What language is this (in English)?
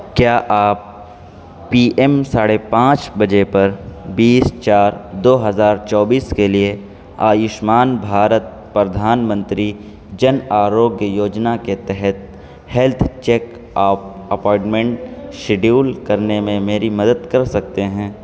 Urdu